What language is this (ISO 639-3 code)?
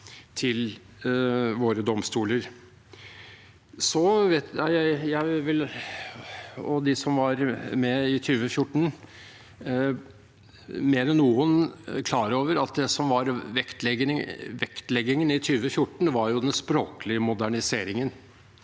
nor